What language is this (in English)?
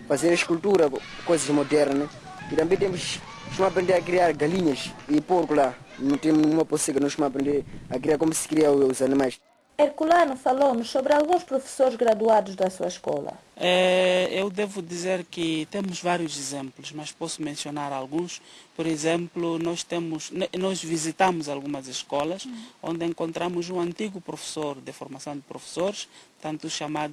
Portuguese